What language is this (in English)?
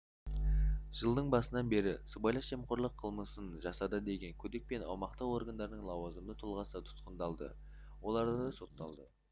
Kazakh